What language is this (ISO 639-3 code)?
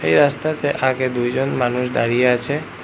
ben